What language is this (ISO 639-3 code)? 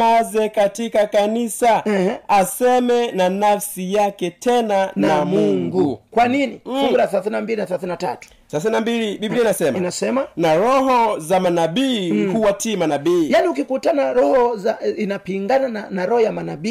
swa